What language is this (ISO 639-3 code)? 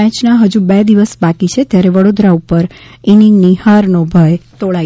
guj